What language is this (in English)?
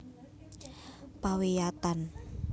Javanese